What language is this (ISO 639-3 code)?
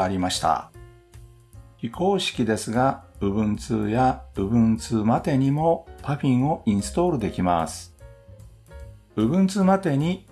jpn